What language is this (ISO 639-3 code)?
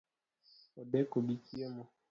luo